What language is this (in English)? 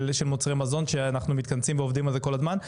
Hebrew